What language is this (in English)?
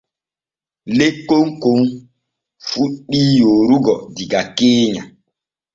Borgu Fulfulde